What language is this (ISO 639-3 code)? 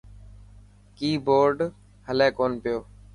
mki